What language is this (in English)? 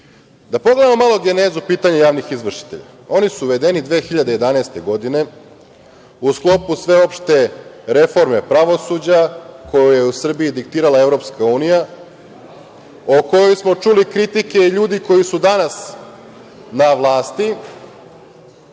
Serbian